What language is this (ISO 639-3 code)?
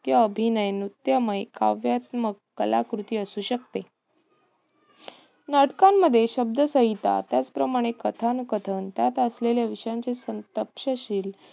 mar